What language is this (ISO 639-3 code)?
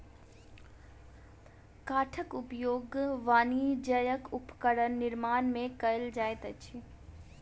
mai